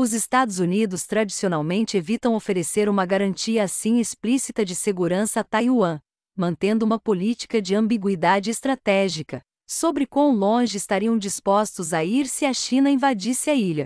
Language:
Portuguese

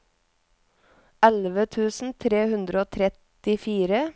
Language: Norwegian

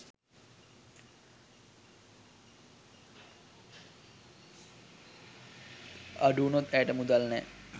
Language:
Sinhala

